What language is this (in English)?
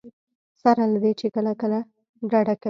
Pashto